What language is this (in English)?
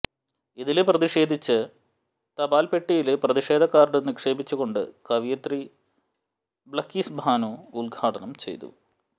Malayalam